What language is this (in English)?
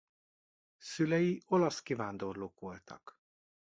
Hungarian